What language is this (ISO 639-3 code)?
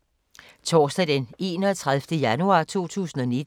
dan